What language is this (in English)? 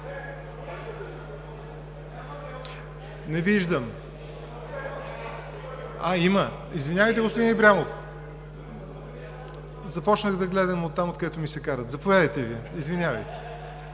Bulgarian